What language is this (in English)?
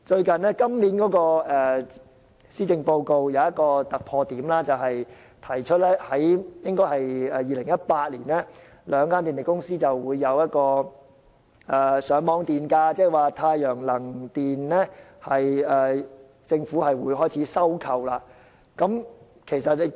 Cantonese